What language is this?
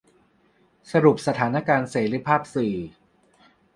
Thai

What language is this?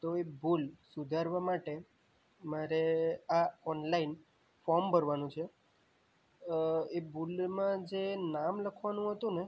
Gujarati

